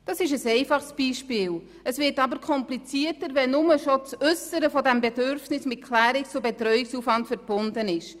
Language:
Swiss German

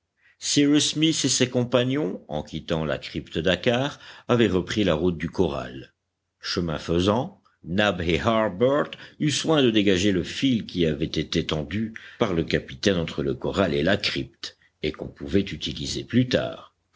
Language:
French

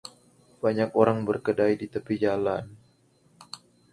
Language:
Indonesian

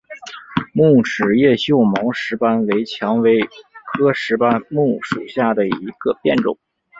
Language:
Chinese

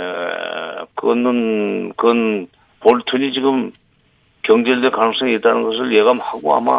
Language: Korean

